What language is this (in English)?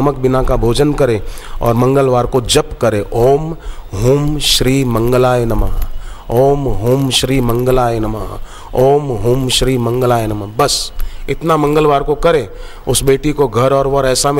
Hindi